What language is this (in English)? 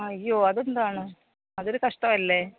Malayalam